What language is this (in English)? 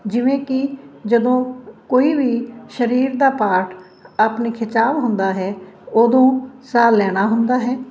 Punjabi